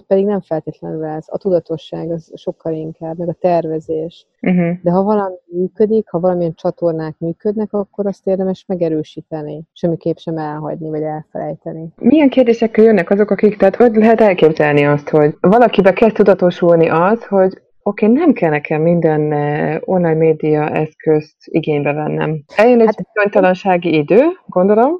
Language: Hungarian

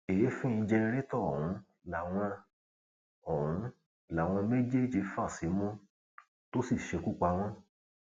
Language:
Yoruba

